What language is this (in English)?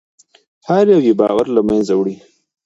Pashto